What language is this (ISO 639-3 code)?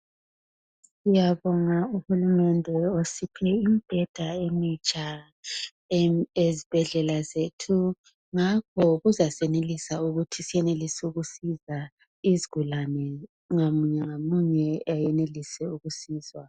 nde